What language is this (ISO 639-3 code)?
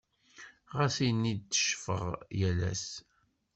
kab